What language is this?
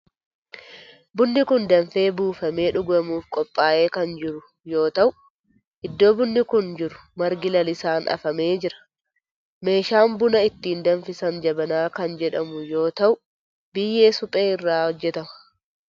Oromo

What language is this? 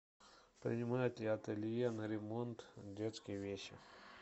Russian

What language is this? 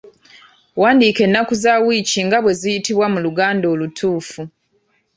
Ganda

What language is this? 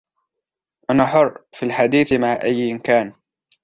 Arabic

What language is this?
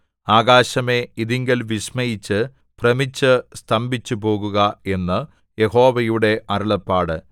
Malayalam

